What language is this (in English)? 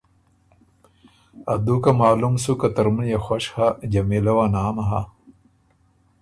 Ormuri